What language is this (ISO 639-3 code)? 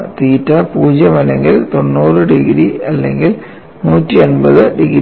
mal